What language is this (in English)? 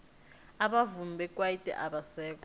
South Ndebele